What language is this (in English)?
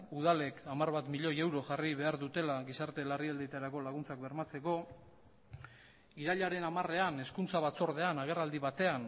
Basque